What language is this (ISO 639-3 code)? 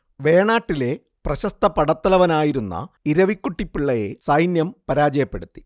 mal